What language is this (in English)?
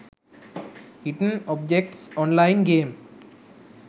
Sinhala